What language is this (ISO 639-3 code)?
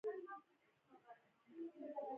pus